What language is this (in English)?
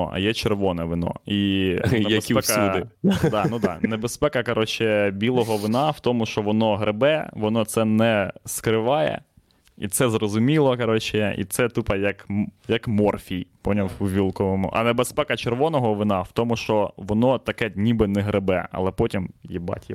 Ukrainian